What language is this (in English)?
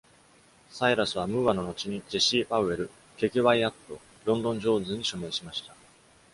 Japanese